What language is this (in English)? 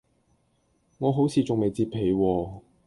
Cantonese